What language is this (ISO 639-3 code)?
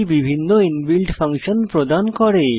ben